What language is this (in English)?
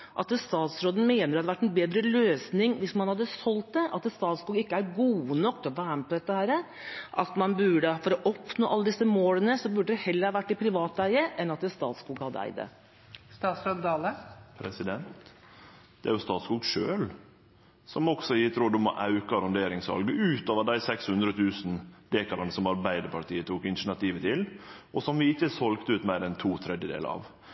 Norwegian